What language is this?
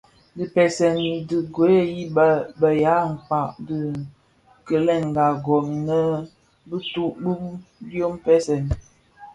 Bafia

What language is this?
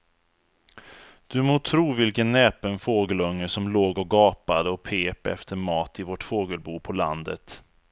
Swedish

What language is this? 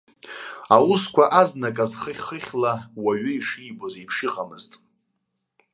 Abkhazian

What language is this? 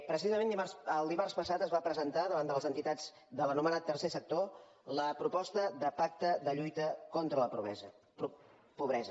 Catalan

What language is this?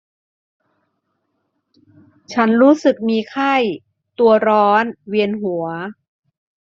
Thai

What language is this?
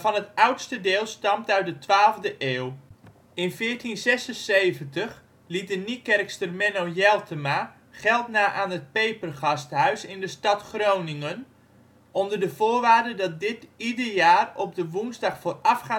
Dutch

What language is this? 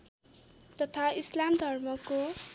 Nepali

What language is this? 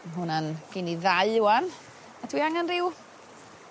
Welsh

